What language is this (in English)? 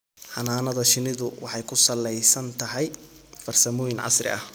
Somali